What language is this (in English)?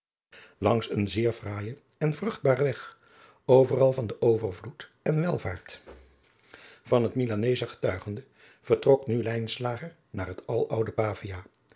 Dutch